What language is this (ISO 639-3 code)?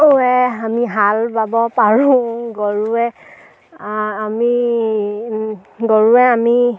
asm